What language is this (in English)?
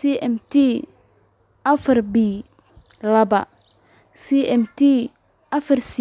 Somali